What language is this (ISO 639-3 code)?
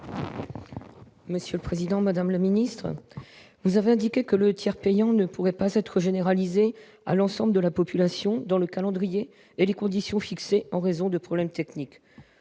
fra